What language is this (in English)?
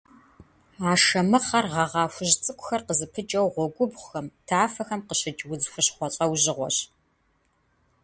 Kabardian